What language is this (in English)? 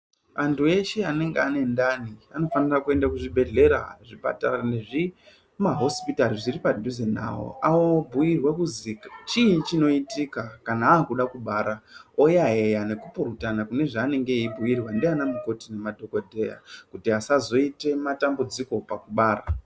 Ndau